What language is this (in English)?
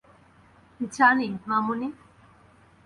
Bangla